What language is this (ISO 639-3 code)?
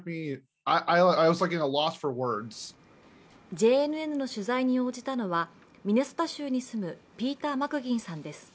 jpn